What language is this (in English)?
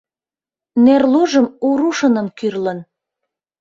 Mari